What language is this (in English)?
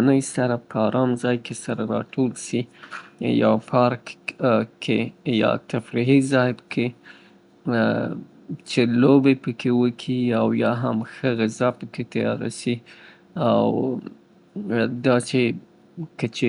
Southern Pashto